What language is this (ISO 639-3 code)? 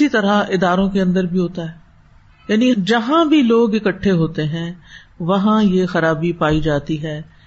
urd